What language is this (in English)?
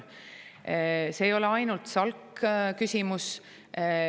Estonian